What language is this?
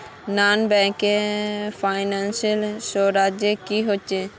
Magahi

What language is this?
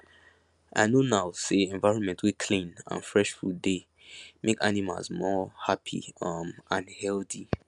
Nigerian Pidgin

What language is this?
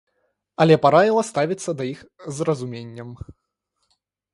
Belarusian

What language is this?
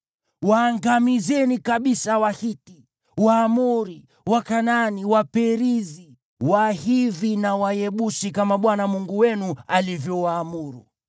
Swahili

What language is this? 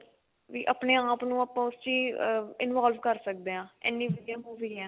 Punjabi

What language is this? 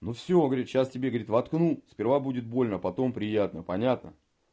Russian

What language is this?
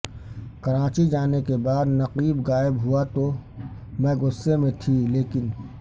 Urdu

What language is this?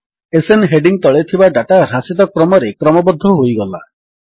Odia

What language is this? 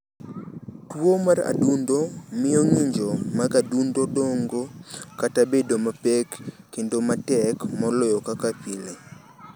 Luo (Kenya and Tanzania)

